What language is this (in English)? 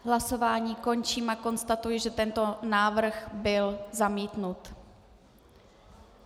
Czech